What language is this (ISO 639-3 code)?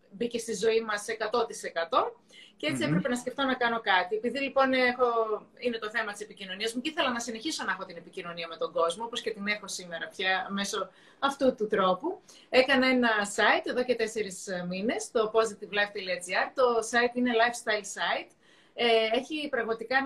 ell